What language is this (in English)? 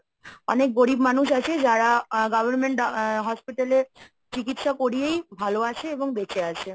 Bangla